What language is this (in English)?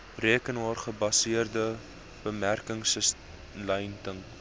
Afrikaans